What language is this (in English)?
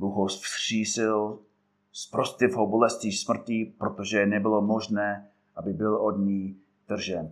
Czech